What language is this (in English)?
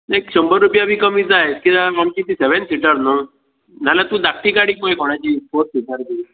Konkani